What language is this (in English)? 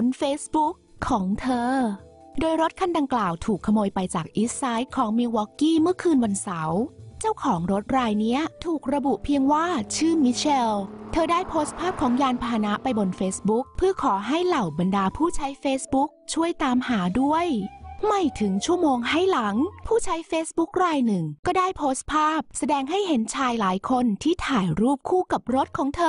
Thai